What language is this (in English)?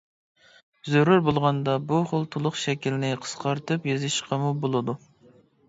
Uyghur